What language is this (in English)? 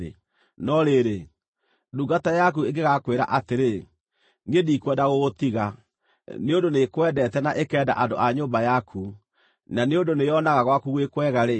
Kikuyu